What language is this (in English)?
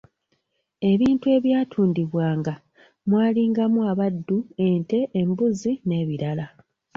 Ganda